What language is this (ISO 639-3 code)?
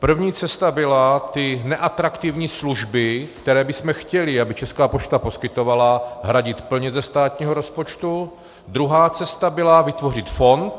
ces